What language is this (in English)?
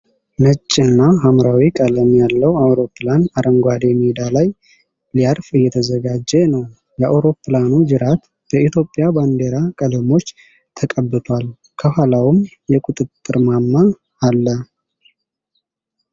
Amharic